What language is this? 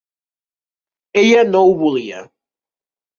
Catalan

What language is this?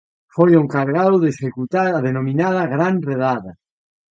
Galician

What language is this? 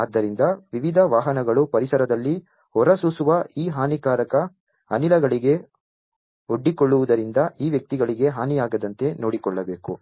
Kannada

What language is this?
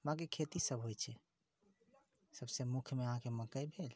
Maithili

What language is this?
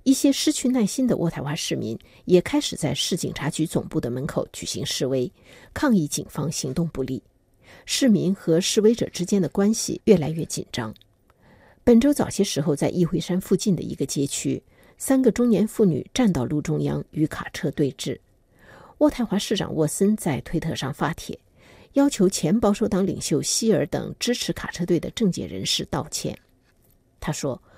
Chinese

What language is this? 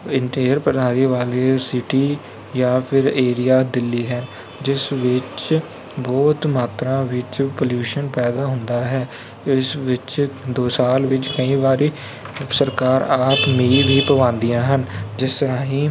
Punjabi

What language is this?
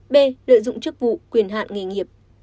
Vietnamese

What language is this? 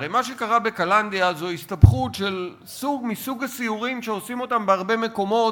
Hebrew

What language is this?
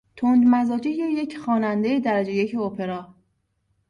Persian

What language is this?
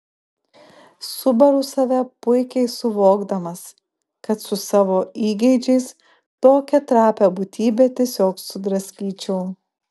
Lithuanian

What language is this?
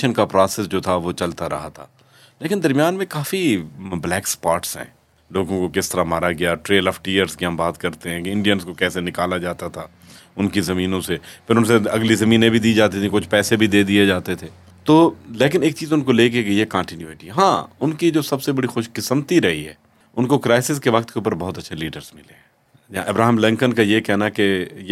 Urdu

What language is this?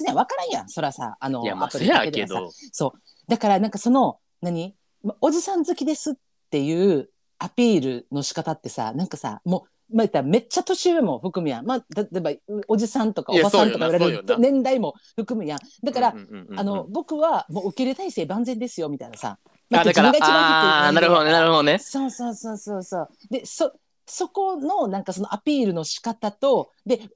Japanese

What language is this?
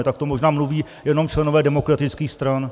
Czech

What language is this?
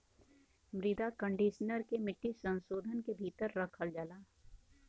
Bhojpuri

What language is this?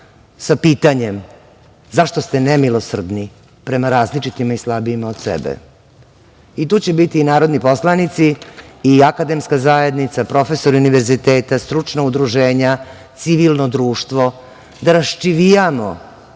Serbian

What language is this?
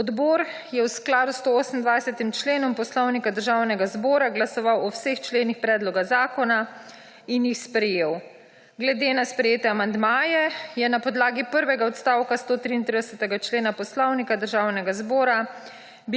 Slovenian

